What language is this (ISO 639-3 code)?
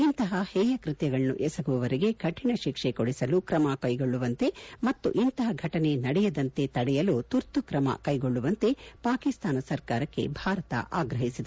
kan